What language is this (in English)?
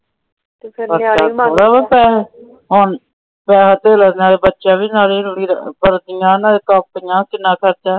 Punjabi